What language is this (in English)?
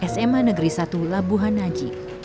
Indonesian